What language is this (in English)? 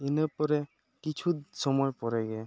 Santali